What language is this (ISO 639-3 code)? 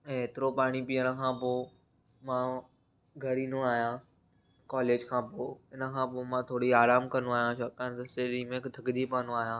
snd